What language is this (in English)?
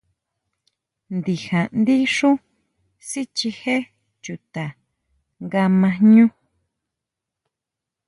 Huautla Mazatec